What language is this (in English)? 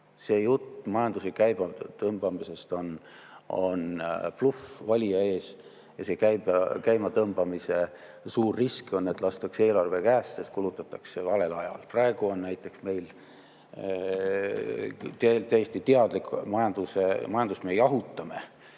Estonian